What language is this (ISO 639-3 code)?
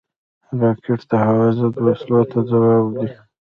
pus